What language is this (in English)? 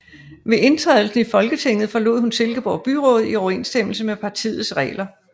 Danish